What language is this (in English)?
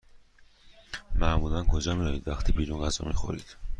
Persian